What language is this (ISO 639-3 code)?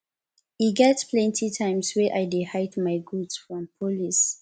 pcm